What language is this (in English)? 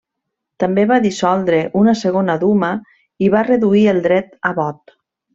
Catalan